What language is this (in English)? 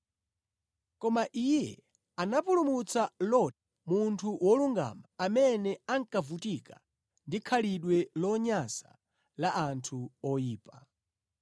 Nyanja